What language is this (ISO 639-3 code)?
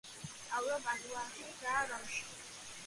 kat